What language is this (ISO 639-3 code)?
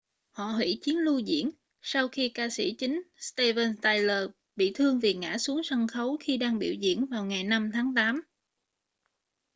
vie